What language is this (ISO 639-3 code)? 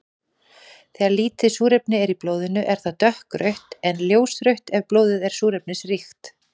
isl